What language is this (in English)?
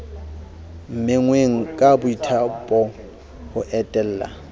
Southern Sotho